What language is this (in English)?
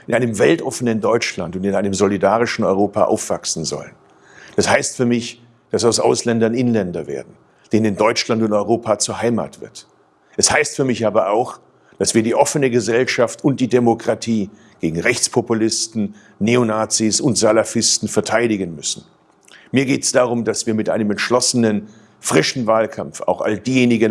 German